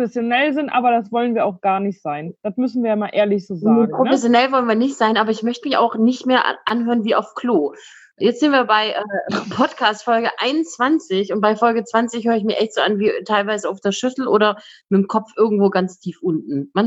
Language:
German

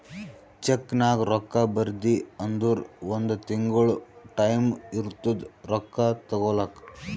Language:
Kannada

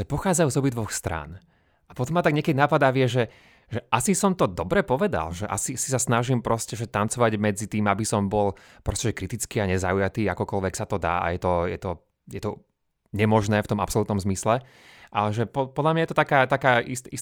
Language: Slovak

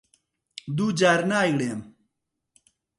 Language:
Central Kurdish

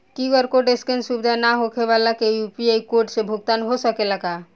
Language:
Bhojpuri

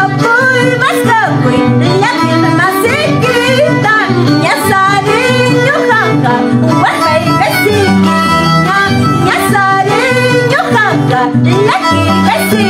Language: Thai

